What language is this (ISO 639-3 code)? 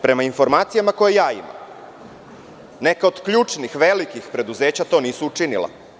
srp